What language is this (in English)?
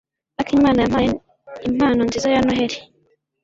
Kinyarwanda